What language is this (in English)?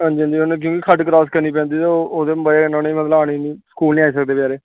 Dogri